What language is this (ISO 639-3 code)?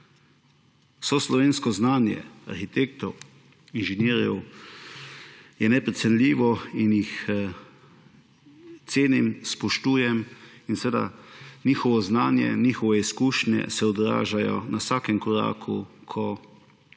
slv